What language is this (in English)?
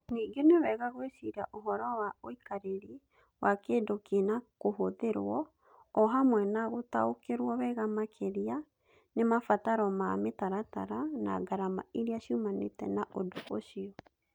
Kikuyu